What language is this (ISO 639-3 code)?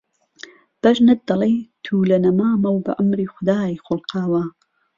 ckb